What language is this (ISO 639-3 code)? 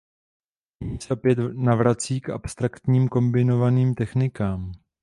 ces